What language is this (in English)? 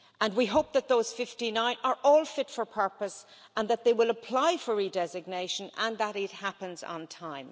English